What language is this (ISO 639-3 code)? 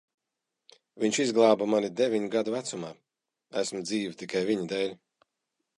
lav